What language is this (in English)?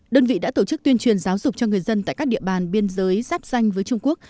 Vietnamese